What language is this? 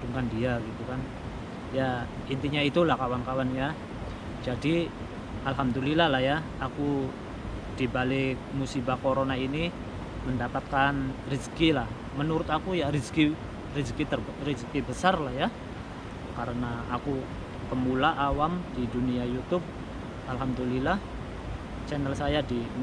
Indonesian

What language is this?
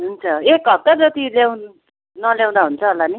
Nepali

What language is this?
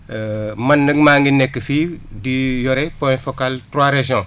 Wolof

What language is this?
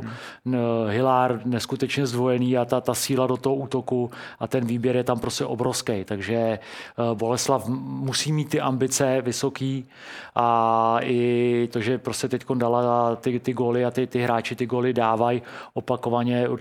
Czech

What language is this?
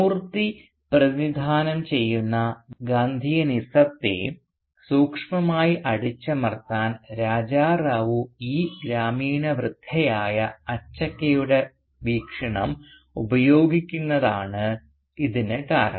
Malayalam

